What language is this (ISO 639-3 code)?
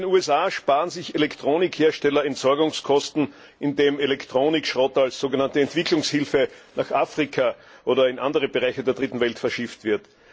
deu